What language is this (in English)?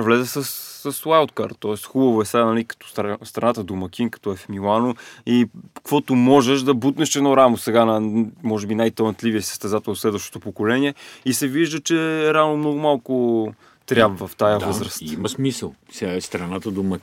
Bulgarian